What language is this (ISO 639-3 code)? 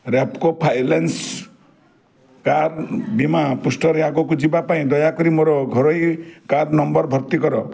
ori